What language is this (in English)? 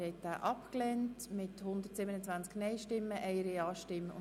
Swiss German